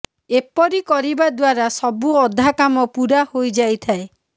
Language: Odia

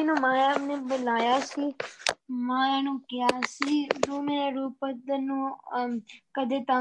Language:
Punjabi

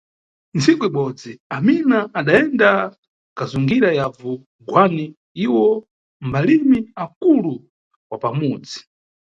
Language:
Nyungwe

